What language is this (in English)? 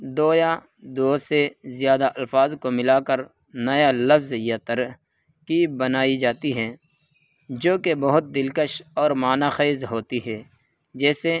Urdu